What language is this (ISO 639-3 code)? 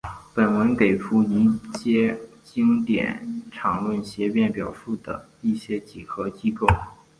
zho